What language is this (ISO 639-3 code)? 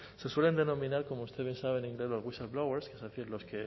spa